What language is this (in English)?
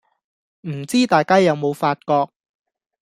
Cantonese